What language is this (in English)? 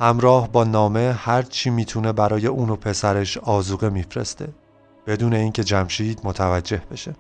Persian